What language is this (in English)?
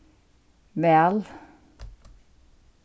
Faroese